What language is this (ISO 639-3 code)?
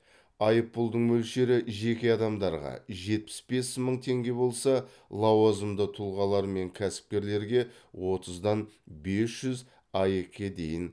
kaz